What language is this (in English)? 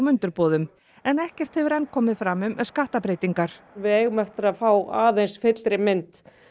Icelandic